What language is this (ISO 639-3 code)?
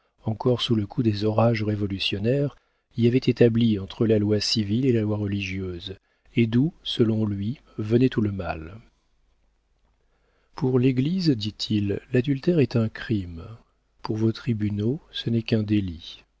fra